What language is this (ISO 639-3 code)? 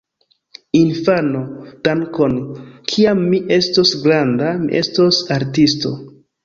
epo